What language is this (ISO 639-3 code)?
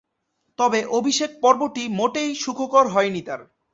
ben